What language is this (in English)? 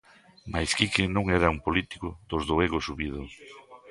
Galician